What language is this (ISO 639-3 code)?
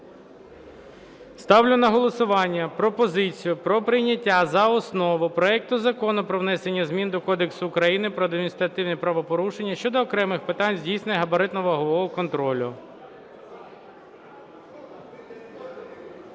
ukr